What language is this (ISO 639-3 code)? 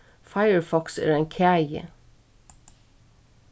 fao